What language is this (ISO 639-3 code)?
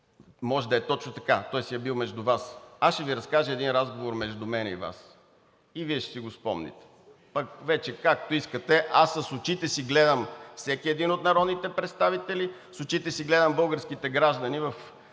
bul